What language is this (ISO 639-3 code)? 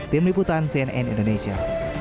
ind